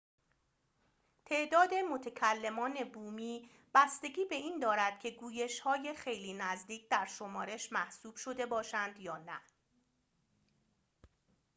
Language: Persian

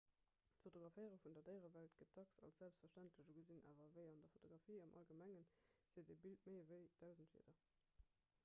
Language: Luxembourgish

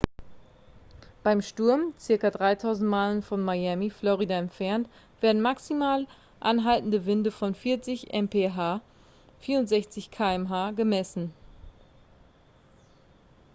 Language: German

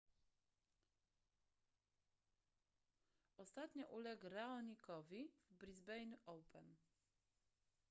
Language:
Polish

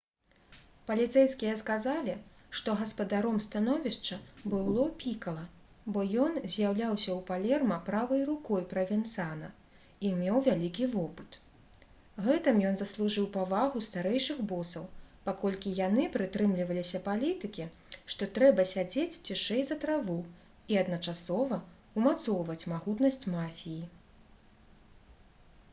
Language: Belarusian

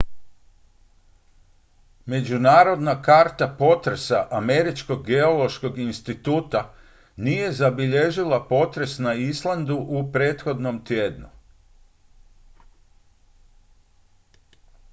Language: Croatian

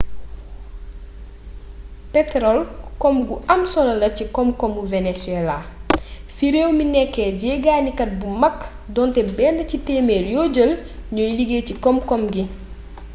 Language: Wolof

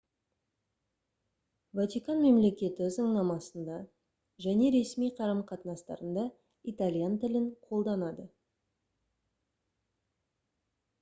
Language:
Kazakh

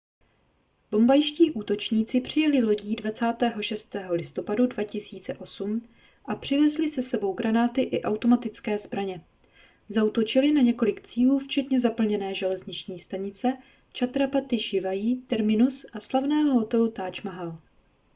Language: Czech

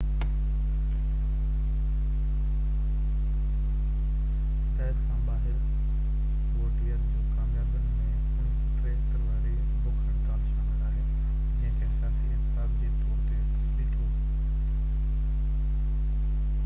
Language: Sindhi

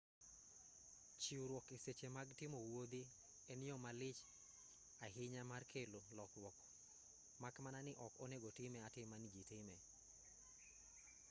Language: Luo (Kenya and Tanzania)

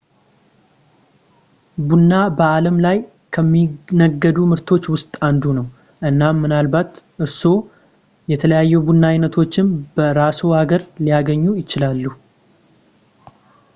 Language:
Amharic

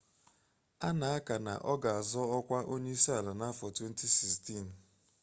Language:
Igbo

